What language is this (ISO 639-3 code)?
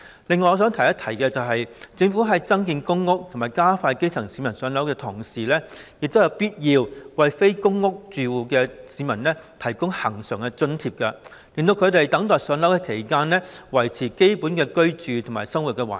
yue